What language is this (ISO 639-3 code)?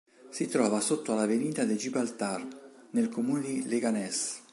ita